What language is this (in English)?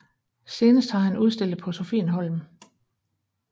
Danish